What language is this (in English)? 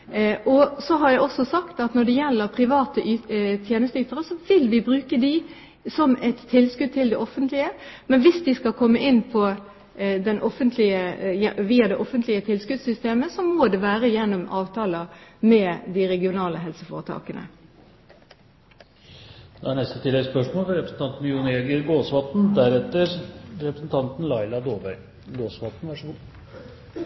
Norwegian Bokmål